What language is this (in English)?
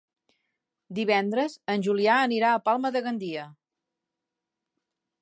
Catalan